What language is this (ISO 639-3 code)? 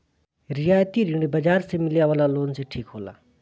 bho